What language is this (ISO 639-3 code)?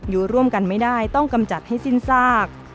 tha